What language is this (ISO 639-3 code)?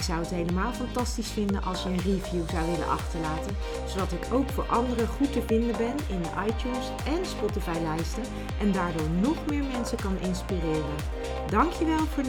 nld